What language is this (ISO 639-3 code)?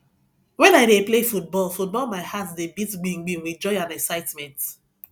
pcm